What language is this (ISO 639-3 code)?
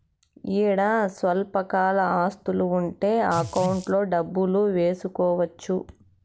tel